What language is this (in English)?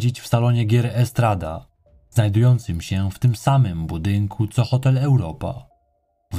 Polish